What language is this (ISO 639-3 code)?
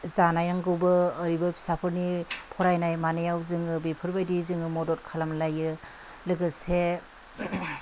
brx